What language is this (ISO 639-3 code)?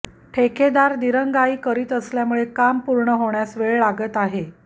mar